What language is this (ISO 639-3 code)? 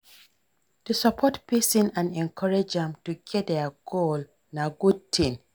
pcm